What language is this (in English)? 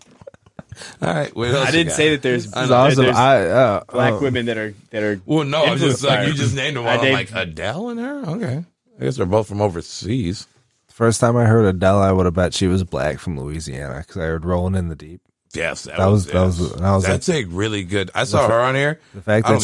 English